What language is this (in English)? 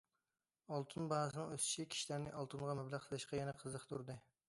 Uyghur